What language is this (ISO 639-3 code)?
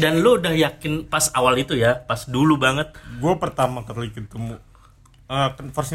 ind